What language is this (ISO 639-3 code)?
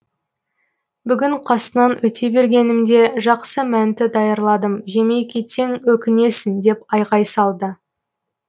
kaz